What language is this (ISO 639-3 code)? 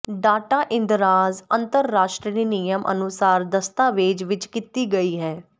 pan